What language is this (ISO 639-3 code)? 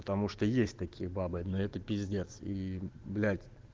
rus